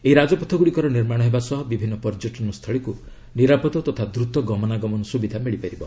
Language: Odia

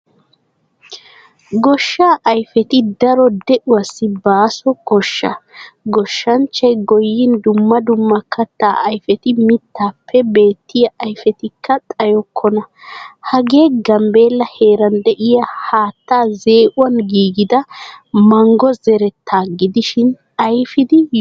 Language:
Wolaytta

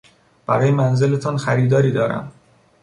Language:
Persian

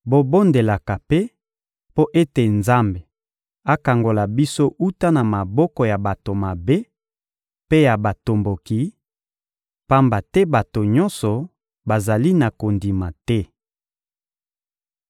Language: Lingala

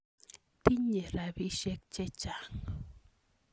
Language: Kalenjin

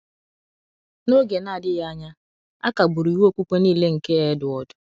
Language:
Igbo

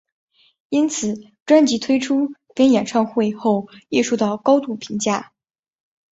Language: Chinese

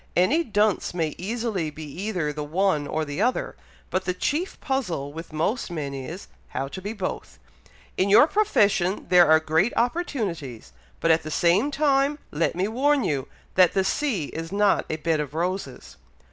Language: English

